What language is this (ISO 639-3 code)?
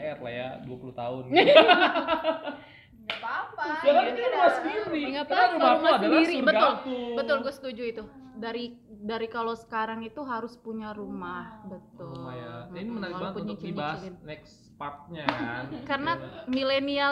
ind